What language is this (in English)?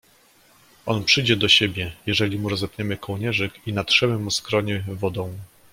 Polish